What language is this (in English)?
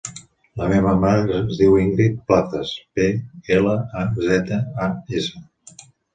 Catalan